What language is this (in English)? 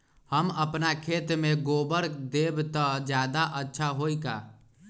Magahi